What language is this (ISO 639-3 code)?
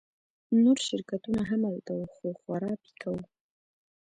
pus